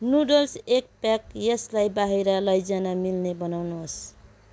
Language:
Nepali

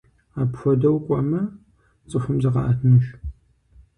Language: Kabardian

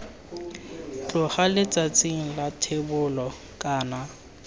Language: Tswana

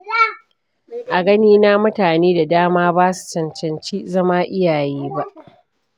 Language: Hausa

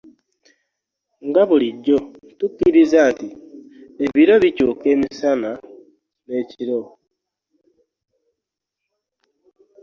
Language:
Ganda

